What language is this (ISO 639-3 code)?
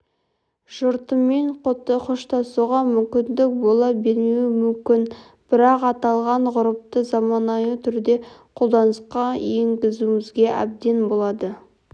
kaz